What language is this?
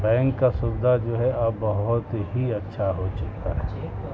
Urdu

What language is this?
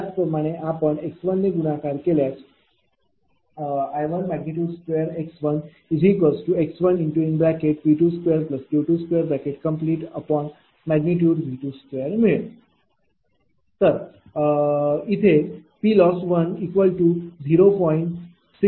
Marathi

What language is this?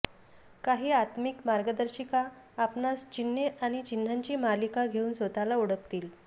Marathi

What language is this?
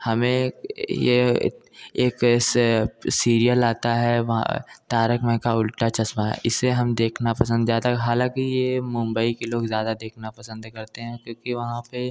Hindi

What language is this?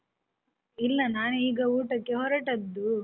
Kannada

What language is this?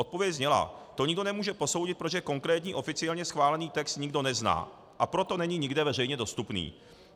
Czech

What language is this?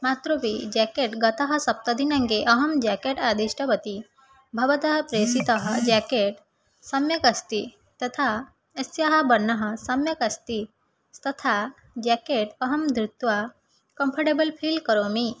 Sanskrit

